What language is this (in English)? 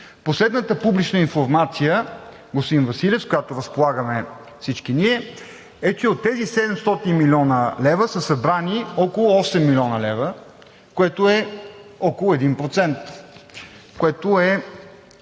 Bulgarian